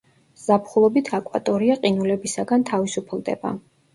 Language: Georgian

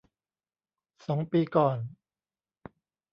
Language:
Thai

